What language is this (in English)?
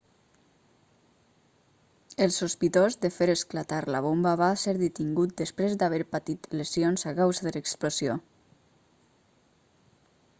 Catalan